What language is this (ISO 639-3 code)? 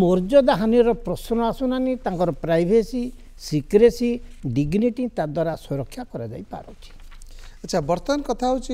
ben